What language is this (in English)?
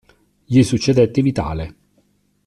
Italian